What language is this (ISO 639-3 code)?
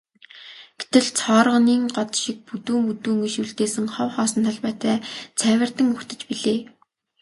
mon